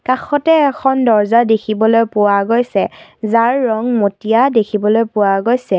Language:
Assamese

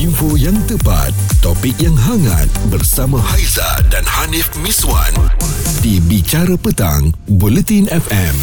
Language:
Malay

